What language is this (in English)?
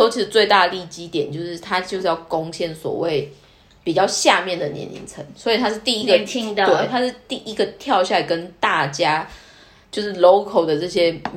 Chinese